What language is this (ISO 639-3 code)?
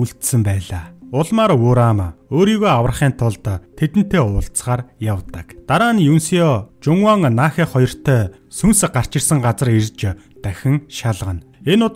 kor